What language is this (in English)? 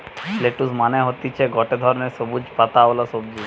Bangla